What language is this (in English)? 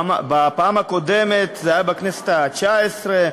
Hebrew